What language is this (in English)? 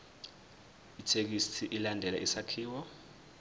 Zulu